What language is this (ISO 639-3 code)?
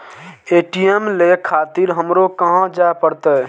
mai